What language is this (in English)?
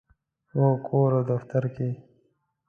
Pashto